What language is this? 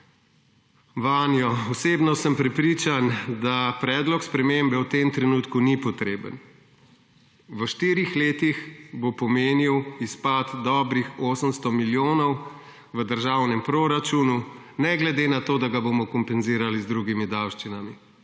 Slovenian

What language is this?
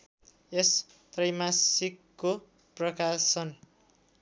Nepali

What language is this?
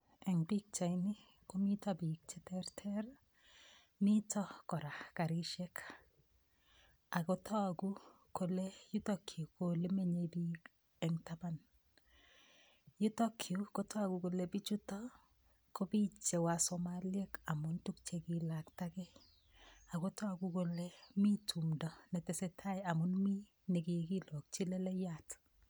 Kalenjin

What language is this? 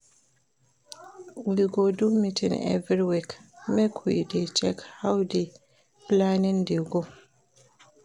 Nigerian Pidgin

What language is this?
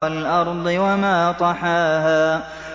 Arabic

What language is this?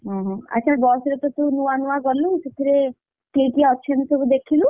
Odia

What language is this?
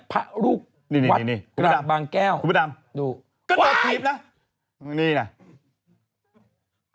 Thai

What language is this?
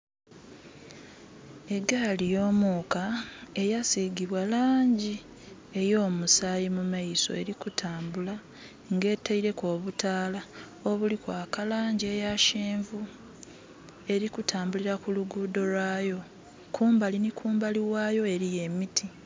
Soga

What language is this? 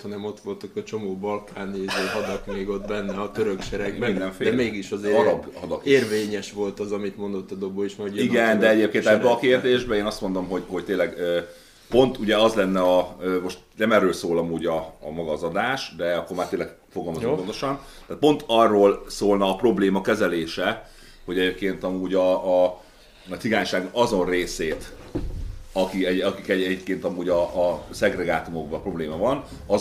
Hungarian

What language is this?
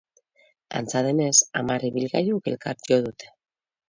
Basque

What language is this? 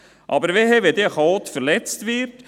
Swiss German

